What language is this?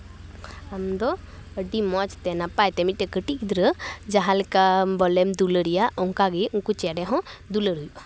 Santali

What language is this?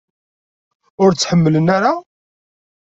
Kabyle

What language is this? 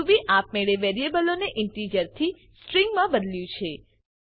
Gujarati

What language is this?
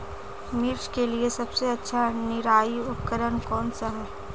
Hindi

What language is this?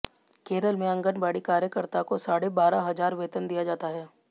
Hindi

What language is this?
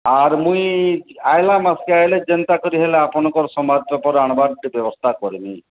Odia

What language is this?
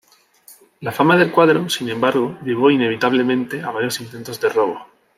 Spanish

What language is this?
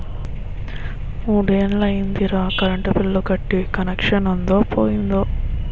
Telugu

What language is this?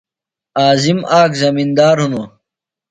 Phalura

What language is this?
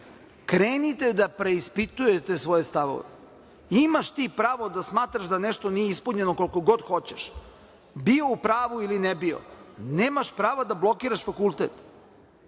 Serbian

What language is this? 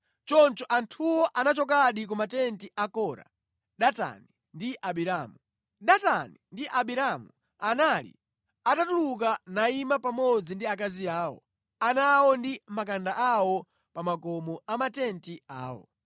Nyanja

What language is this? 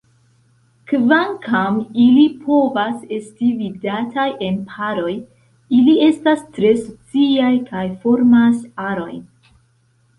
Esperanto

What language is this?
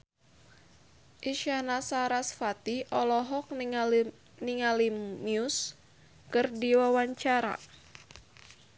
Sundanese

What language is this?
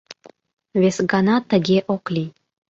Mari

